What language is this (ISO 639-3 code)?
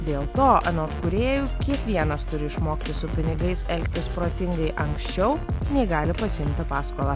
lit